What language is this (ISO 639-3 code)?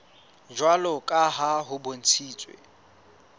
sot